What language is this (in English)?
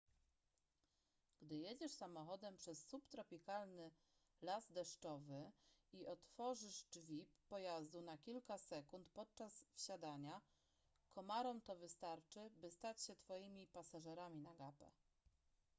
Polish